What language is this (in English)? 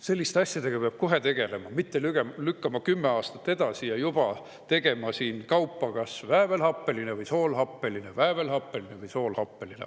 Estonian